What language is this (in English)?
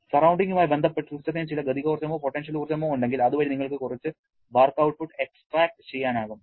Malayalam